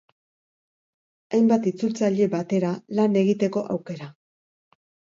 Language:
Basque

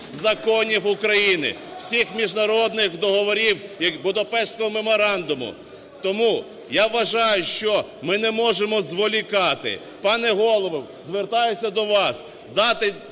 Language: Ukrainian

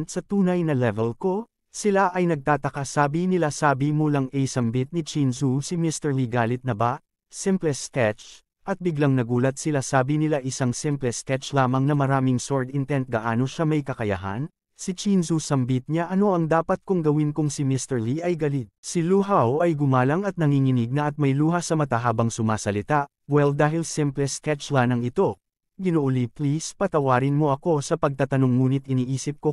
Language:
Filipino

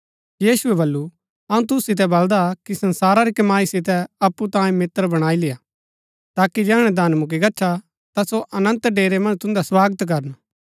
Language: Gaddi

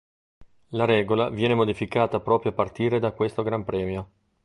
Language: Italian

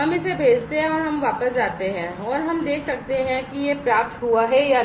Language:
Hindi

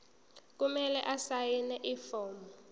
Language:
Zulu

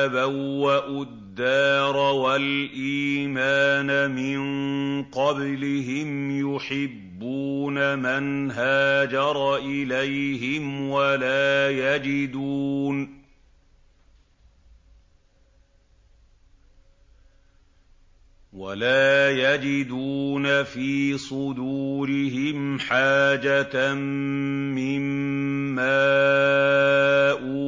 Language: Arabic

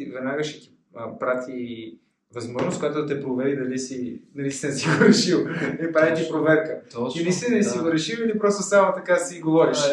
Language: Bulgarian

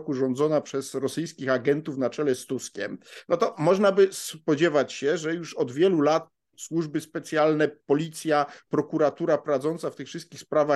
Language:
Polish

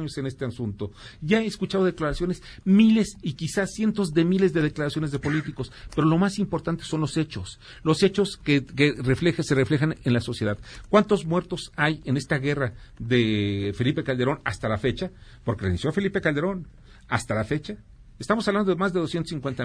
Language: Spanish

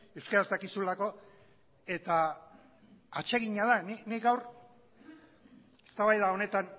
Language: Basque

